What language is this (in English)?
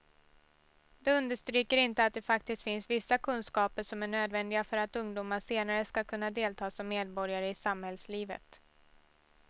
Swedish